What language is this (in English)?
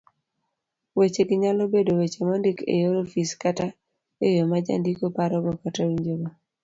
Luo (Kenya and Tanzania)